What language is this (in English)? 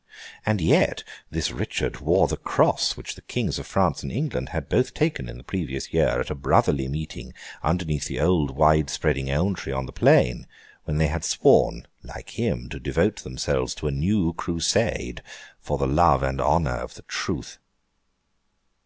English